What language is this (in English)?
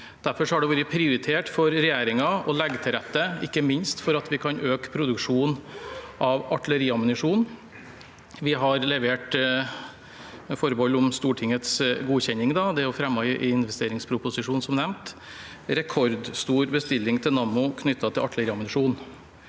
Norwegian